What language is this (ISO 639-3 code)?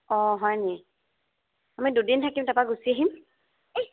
asm